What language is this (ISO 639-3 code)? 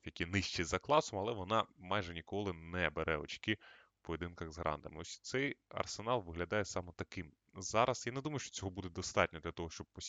ukr